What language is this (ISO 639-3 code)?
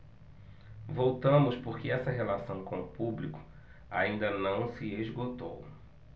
por